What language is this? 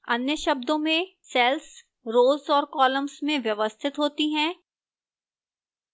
Hindi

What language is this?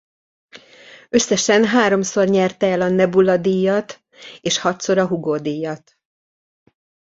Hungarian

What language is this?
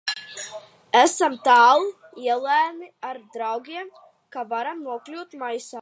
Latvian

